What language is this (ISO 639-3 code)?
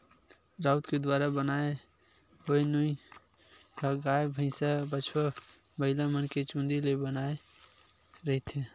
hne